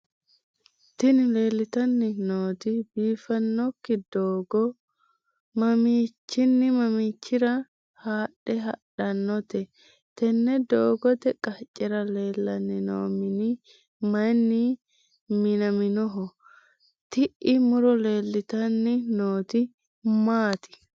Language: Sidamo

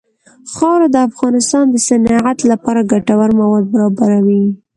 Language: Pashto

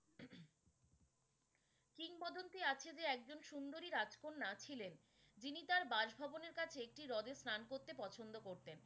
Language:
Bangla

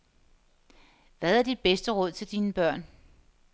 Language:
Danish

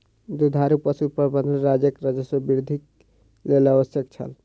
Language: Maithili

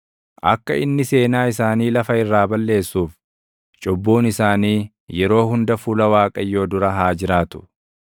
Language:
Oromo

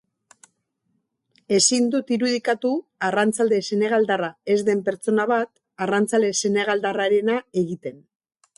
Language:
Basque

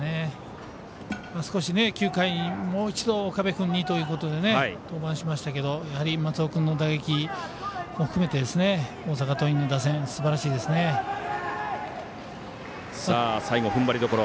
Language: Japanese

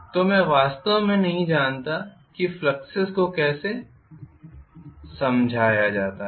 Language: Hindi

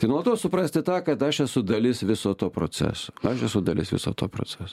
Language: Lithuanian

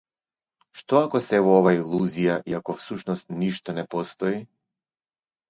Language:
Macedonian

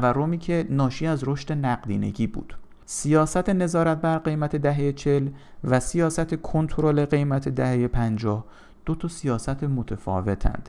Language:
Persian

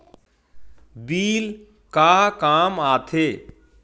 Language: Chhattisgarhi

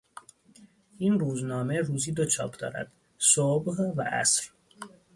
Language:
Persian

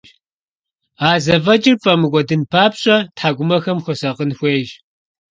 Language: Kabardian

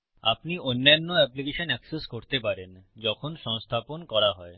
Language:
Bangla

